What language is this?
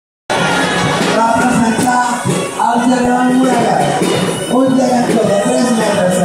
Arabic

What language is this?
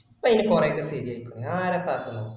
Malayalam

